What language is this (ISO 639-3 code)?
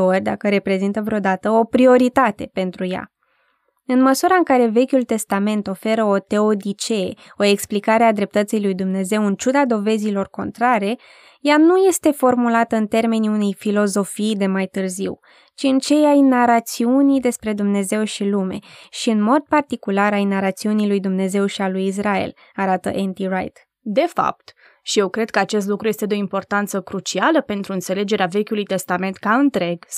ron